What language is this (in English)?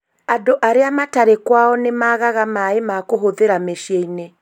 Kikuyu